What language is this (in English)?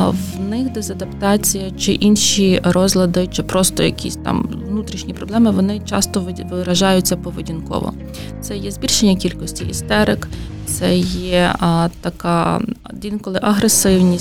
Ukrainian